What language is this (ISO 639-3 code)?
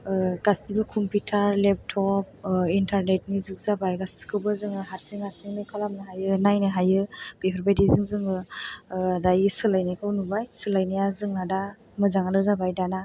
brx